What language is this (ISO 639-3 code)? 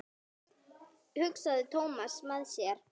isl